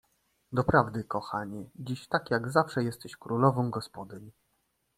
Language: Polish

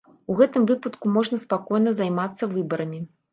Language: Belarusian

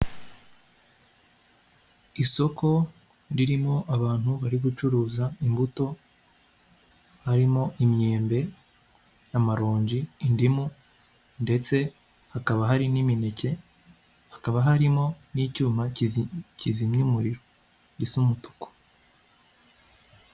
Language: Kinyarwanda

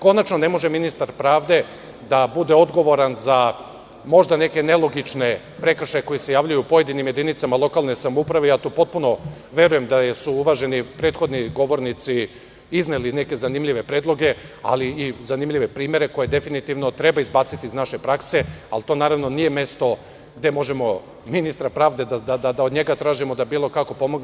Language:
Serbian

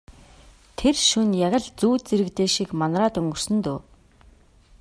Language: Mongolian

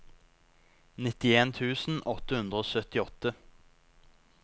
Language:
Norwegian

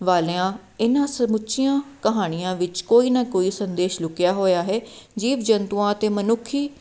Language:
Punjabi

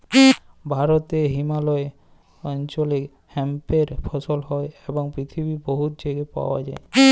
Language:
Bangla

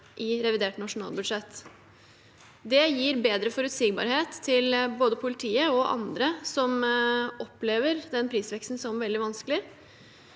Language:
Norwegian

